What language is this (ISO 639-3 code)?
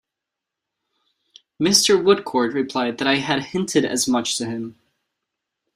eng